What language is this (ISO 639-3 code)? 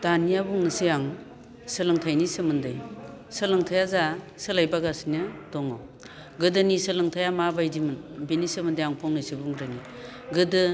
brx